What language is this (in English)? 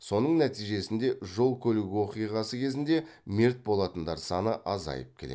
Kazakh